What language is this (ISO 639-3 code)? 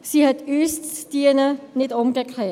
gsw